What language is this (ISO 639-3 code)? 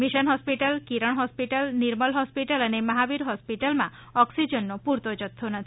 guj